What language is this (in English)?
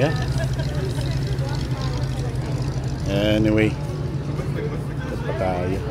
Filipino